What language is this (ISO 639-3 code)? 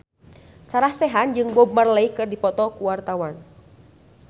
sun